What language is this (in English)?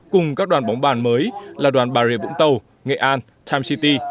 Vietnamese